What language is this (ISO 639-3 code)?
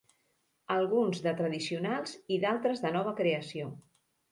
cat